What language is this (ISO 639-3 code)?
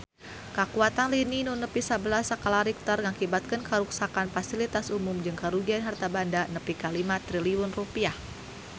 sun